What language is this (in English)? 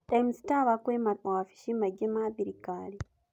Kikuyu